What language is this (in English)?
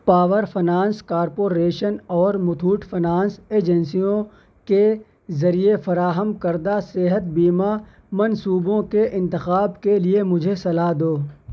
Urdu